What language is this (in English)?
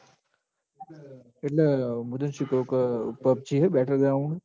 Gujarati